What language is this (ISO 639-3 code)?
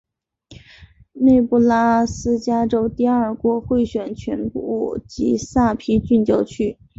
zho